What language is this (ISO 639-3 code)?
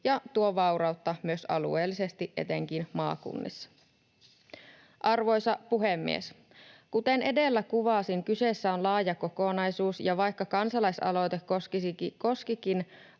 fin